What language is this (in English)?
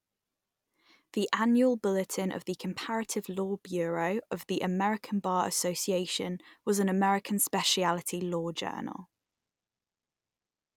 English